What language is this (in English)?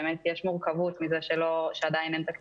Hebrew